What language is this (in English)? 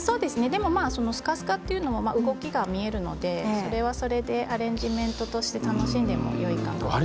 Japanese